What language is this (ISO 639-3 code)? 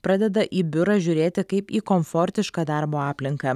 lit